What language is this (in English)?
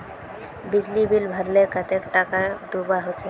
Magahi